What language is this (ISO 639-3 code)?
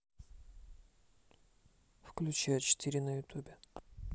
rus